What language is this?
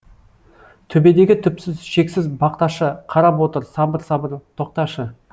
Kazakh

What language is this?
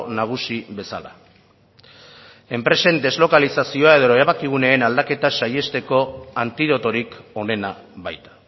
Basque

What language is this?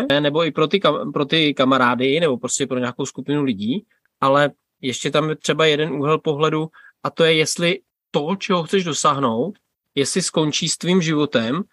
Czech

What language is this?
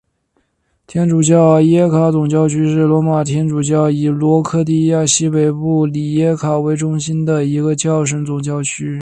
Chinese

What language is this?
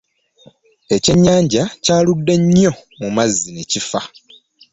Ganda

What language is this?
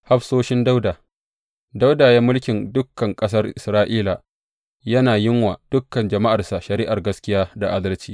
Hausa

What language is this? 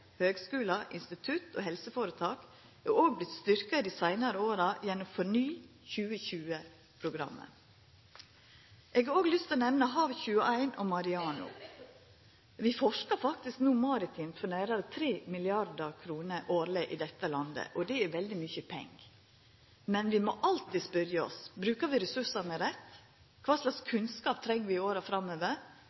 Norwegian Nynorsk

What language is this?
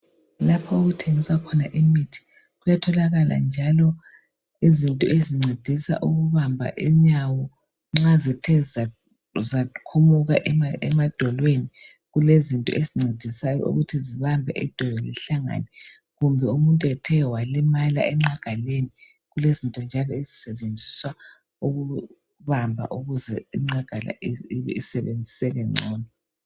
North Ndebele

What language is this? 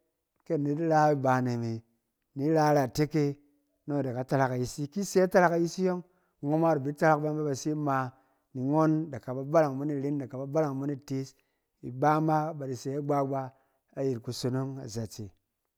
Cen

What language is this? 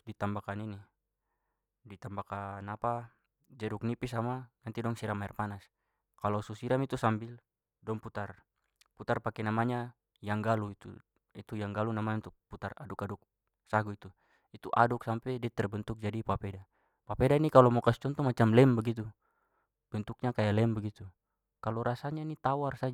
Papuan Malay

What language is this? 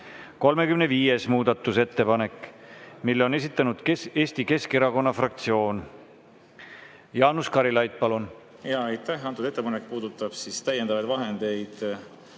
Estonian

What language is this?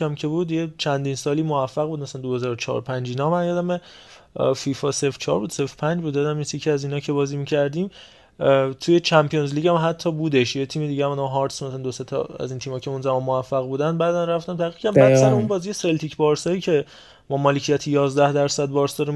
Persian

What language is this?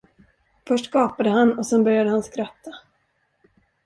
Swedish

